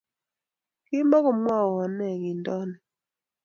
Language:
Kalenjin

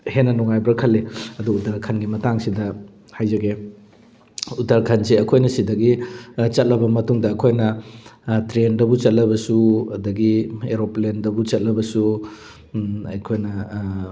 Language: Manipuri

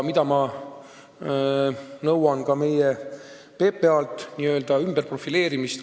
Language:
Estonian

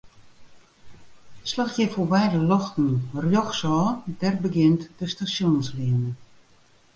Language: Western Frisian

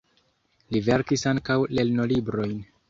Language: Esperanto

